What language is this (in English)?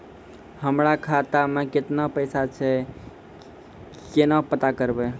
Maithili